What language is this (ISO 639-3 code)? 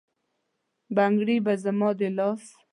pus